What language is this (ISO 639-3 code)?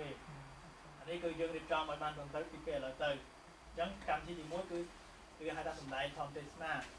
tha